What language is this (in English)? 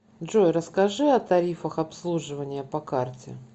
Russian